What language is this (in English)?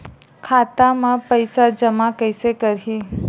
Chhattisgarhi